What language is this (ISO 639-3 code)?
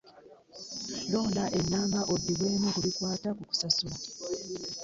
lug